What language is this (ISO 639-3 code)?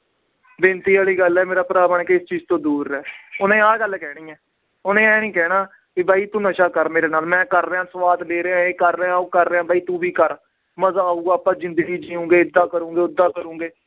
pan